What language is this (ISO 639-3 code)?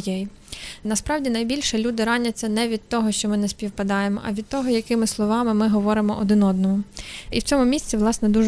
ukr